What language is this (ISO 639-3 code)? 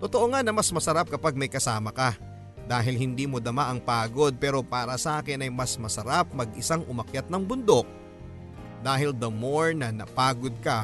fil